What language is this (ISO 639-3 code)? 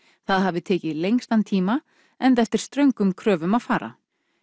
isl